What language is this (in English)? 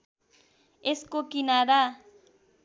Nepali